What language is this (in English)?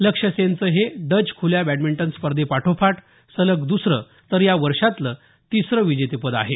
Marathi